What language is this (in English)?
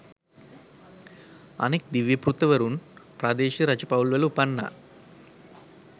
Sinhala